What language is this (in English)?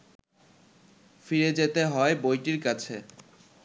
Bangla